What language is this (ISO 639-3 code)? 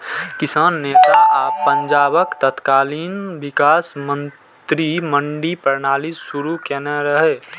mai